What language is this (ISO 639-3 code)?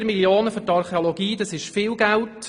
gsw